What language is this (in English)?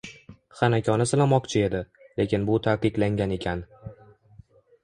Uzbek